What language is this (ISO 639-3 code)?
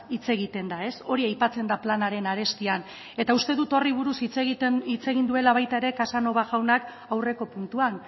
eus